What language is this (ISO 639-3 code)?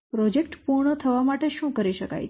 guj